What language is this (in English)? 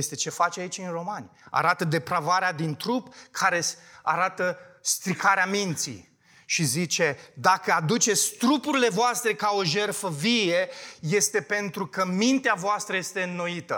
Romanian